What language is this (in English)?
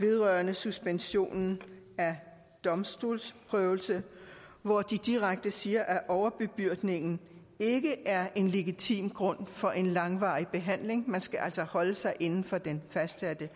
Danish